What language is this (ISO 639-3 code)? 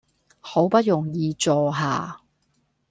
yue